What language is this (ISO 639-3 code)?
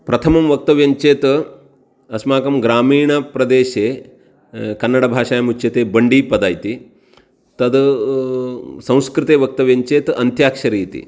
san